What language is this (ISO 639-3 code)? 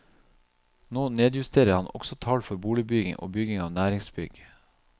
nor